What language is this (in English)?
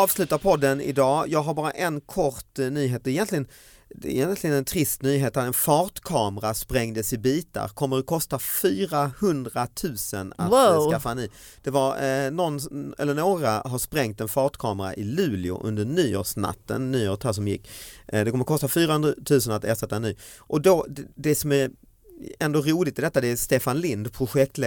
Swedish